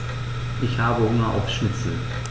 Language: German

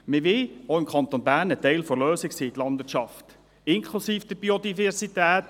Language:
Swiss German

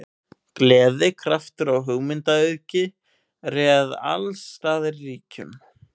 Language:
Icelandic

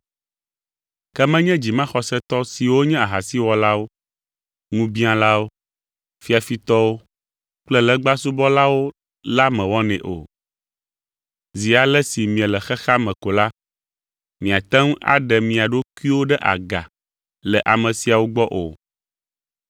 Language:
Ewe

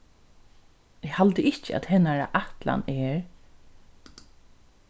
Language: Faroese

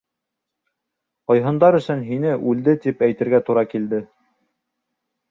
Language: Bashkir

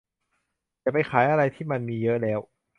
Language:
Thai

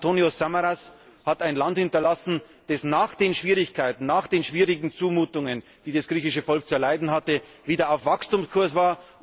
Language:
German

